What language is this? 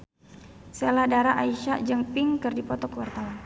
Sundanese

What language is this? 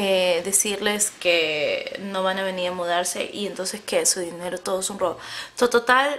Spanish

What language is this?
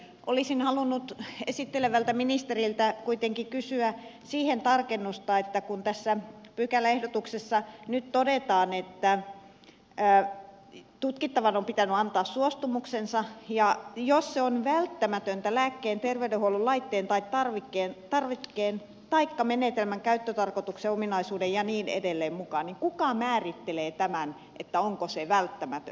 Finnish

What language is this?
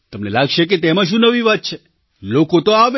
Gujarati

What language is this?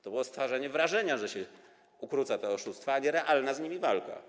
Polish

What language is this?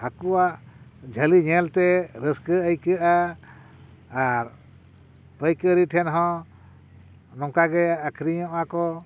Santali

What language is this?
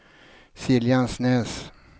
Swedish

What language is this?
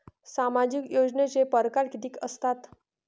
Marathi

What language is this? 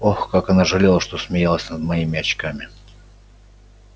Russian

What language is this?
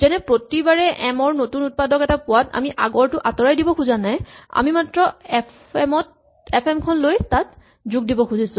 Assamese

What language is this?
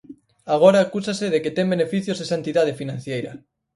Galician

